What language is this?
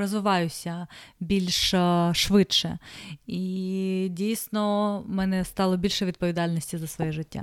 Ukrainian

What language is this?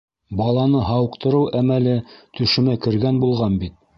Bashkir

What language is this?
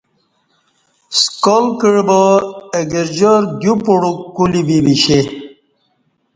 Kati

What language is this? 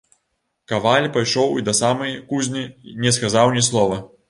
Belarusian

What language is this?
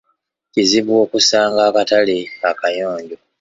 Ganda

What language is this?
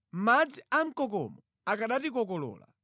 Nyanja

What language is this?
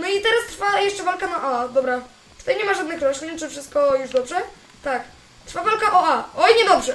Polish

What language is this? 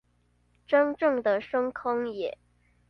Chinese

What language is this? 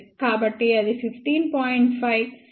Telugu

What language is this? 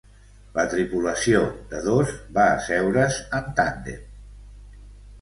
Catalan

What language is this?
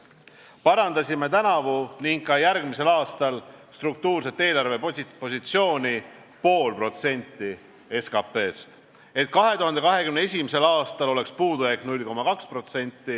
Estonian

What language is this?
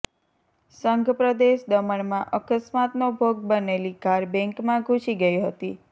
Gujarati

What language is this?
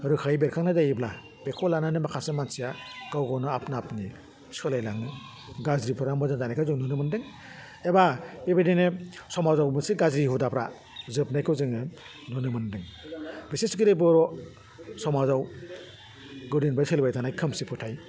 Bodo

